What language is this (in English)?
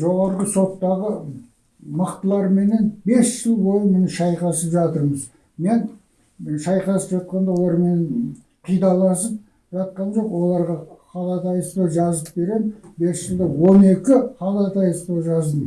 Kazakh